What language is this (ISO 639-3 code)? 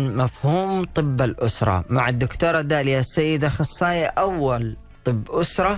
ara